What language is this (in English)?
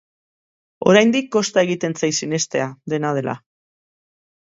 Basque